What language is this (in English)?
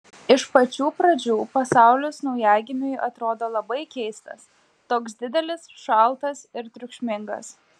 Lithuanian